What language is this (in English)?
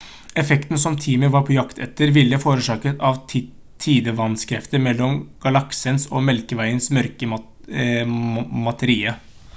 Norwegian Bokmål